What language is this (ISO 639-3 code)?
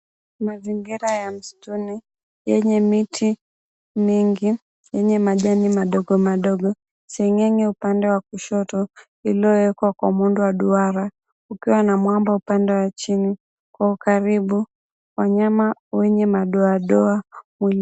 swa